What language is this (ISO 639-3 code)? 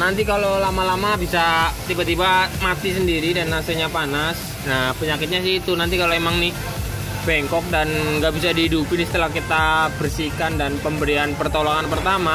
ind